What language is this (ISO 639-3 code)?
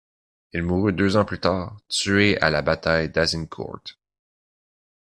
fra